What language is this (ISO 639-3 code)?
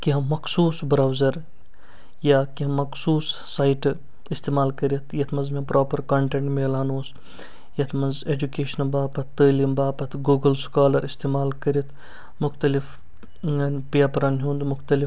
kas